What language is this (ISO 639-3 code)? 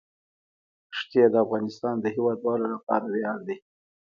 pus